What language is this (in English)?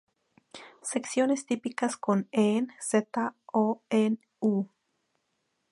Spanish